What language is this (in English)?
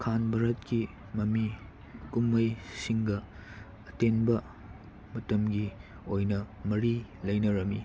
Manipuri